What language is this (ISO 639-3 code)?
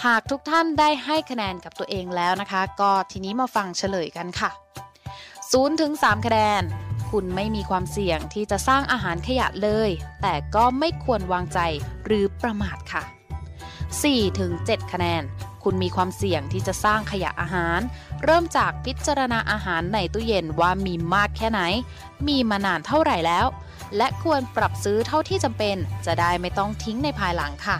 tha